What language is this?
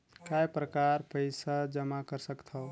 Chhattisgarhi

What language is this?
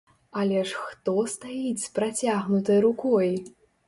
Belarusian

